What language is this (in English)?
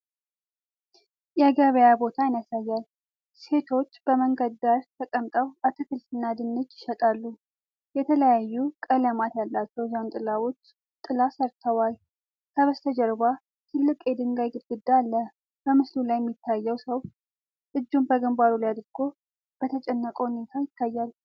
Amharic